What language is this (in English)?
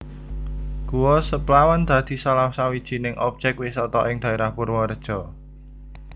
Javanese